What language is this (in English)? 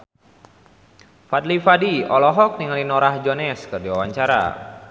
Sundanese